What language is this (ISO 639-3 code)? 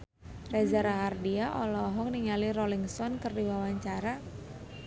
sun